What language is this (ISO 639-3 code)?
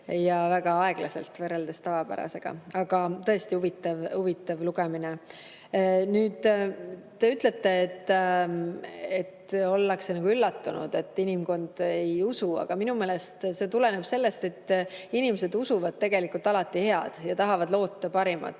est